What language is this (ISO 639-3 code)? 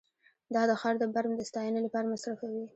pus